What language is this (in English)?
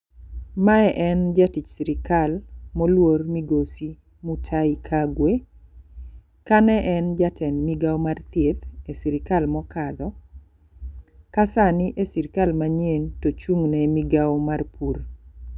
Luo (Kenya and Tanzania)